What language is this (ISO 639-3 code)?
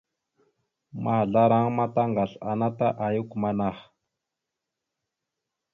mxu